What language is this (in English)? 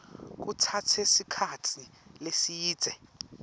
Swati